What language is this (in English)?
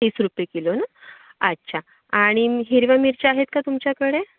Marathi